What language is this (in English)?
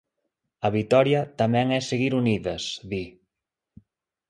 Galician